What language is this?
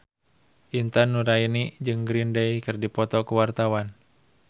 Sundanese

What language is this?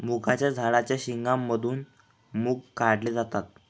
Marathi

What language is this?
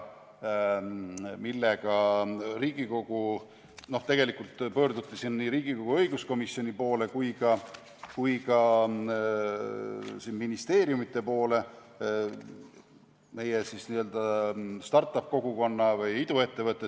Estonian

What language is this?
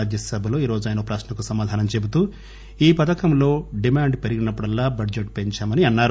Telugu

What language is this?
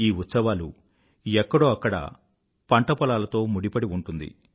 Telugu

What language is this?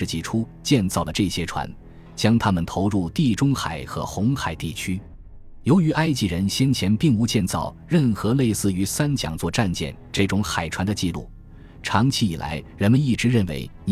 Chinese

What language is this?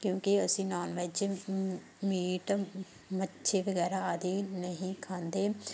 Punjabi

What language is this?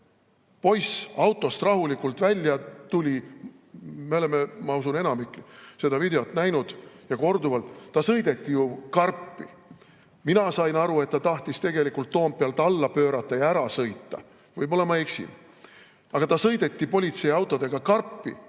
Estonian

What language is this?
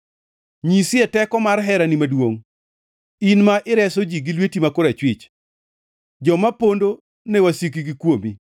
Luo (Kenya and Tanzania)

